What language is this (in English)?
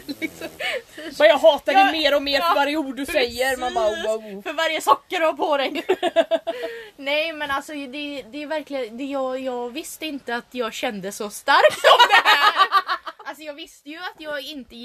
Swedish